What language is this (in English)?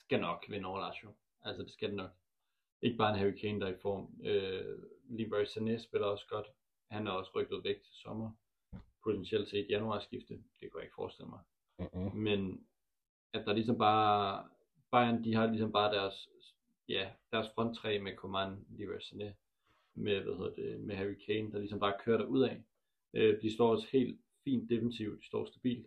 Danish